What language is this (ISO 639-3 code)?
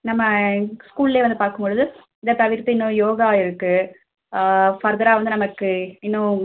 tam